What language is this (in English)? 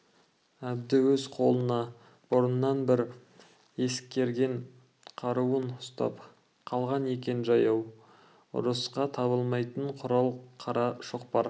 Kazakh